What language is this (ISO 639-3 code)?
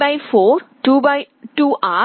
tel